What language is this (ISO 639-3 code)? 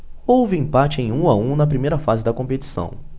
por